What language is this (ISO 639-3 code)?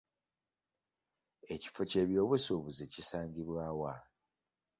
lug